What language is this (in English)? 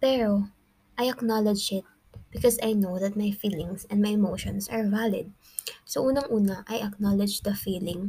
Filipino